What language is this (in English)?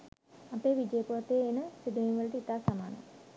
Sinhala